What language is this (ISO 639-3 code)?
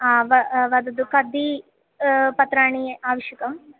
san